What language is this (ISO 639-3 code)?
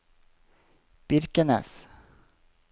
nor